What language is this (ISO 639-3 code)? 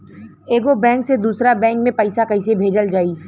bho